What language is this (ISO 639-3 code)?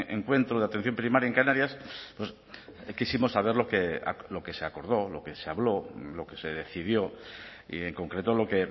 spa